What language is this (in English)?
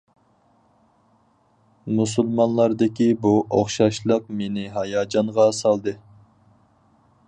Uyghur